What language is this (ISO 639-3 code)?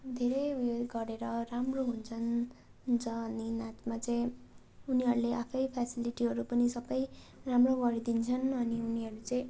nep